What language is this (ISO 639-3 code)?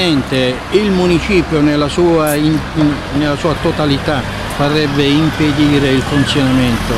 ita